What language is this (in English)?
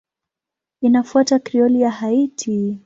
Swahili